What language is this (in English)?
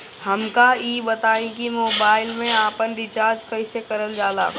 Bhojpuri